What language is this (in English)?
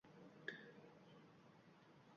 Uzbek